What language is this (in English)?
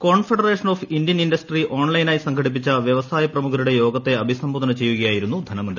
Malayalam